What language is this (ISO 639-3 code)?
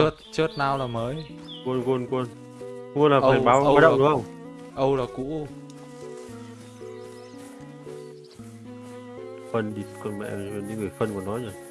vie